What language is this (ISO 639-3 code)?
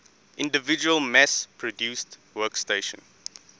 eng